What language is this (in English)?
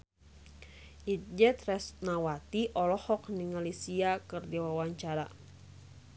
Sundanese